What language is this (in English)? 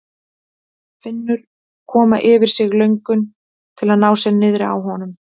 Icelandic